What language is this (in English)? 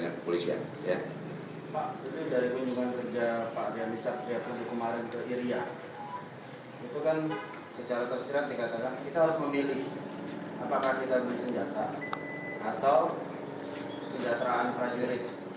Indonesian